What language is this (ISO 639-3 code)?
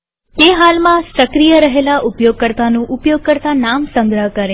guj